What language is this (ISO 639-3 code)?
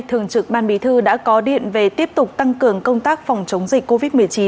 vie